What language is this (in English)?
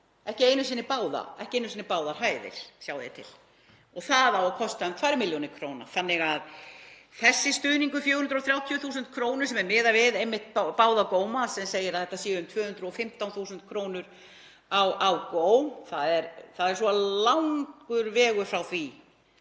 Icelandic